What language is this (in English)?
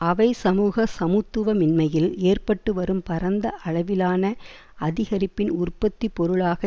Tamil